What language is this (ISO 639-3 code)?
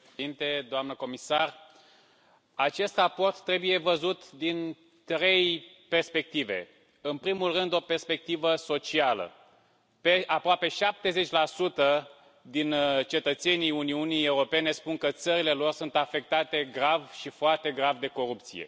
ron